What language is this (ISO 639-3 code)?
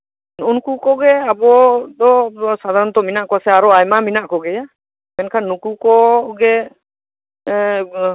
sat